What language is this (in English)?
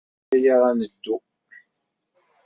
Kabyle